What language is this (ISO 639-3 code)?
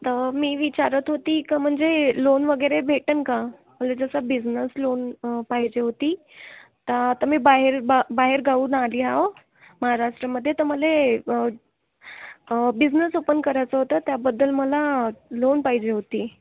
mar